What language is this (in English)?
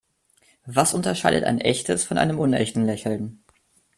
German